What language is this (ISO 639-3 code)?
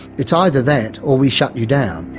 eng